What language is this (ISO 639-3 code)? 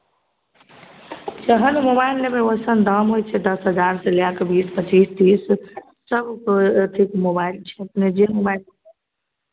mai